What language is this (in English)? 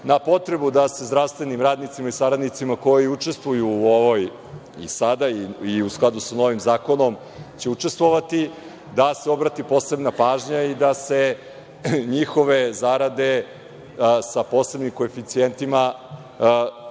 Serbian